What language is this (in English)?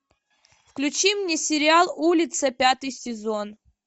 Russian